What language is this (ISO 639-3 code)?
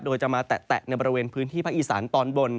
tha